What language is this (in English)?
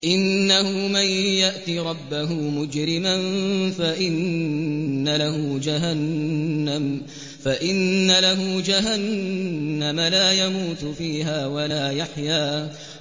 Arabic